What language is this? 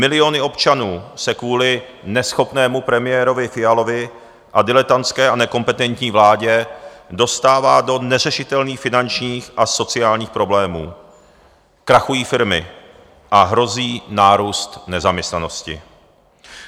Czech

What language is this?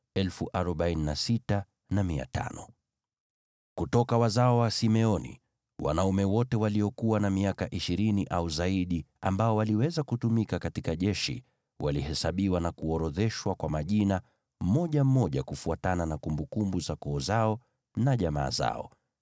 Swahili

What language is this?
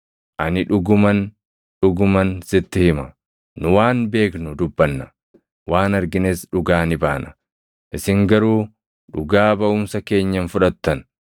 Oromo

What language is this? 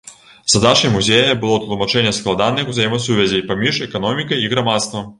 Belarusian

